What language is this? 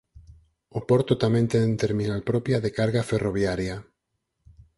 Galician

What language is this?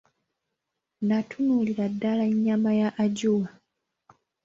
Ganda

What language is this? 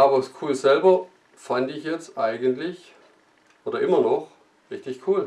German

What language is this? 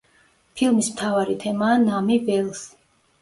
Georgian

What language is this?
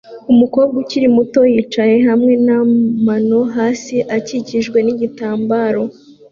Kinyarwanda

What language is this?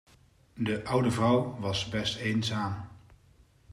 Dutch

